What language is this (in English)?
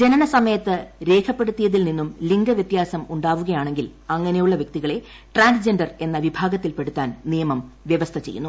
Malayalam